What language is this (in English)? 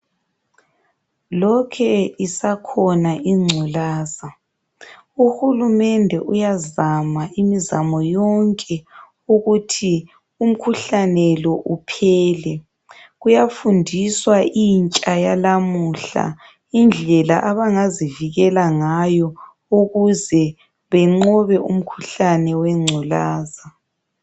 North Ndebele